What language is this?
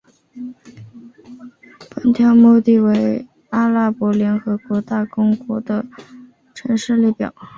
Chinese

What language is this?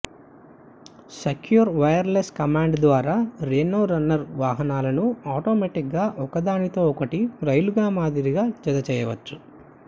Telugu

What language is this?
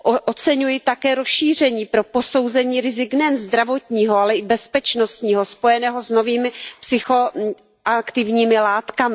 Czech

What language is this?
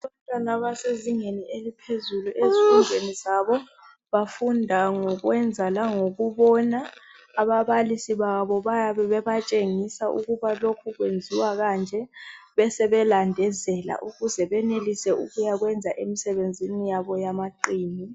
North Ndebele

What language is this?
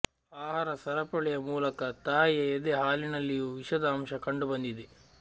Kannada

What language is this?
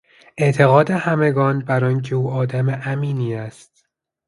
Persian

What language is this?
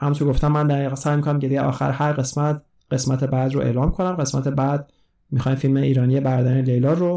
Persian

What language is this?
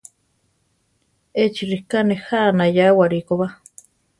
Central Tarahumara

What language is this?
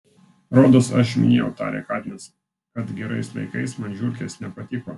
Lithuanian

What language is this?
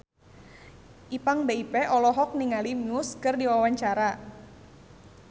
Sundanese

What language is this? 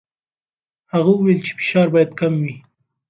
Pashto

